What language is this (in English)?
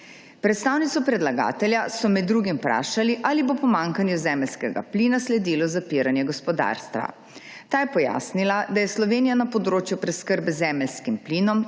Slovenian